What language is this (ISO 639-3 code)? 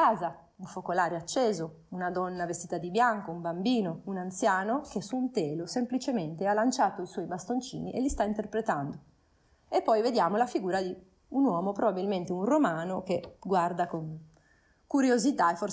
ita